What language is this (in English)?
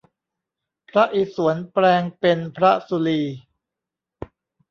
Thai